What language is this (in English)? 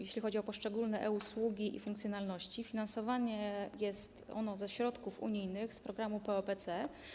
Polish